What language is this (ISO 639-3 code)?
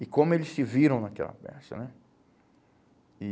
por